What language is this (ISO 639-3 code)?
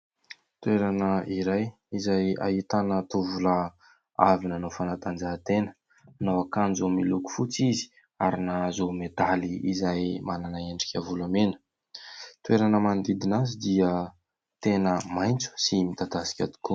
mlg